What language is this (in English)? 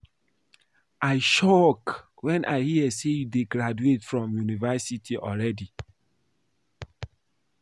Nigerian Pidgin